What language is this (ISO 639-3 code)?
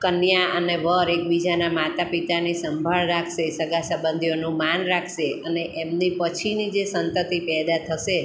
guj